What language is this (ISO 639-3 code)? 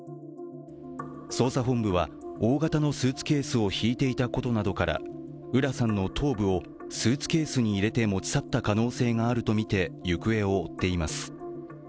jpn